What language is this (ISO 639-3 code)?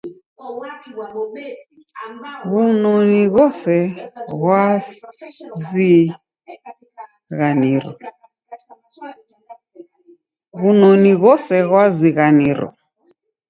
dav